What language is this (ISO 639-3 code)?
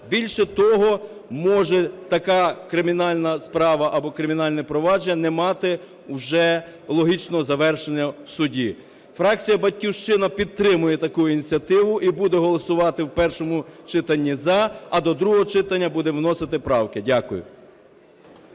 ukr